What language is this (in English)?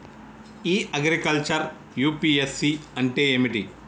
Telugu